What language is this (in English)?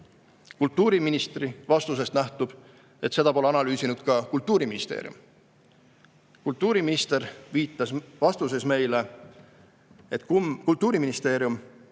Estonian